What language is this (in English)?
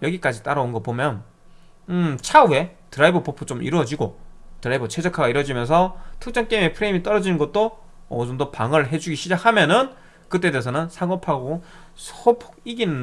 Korean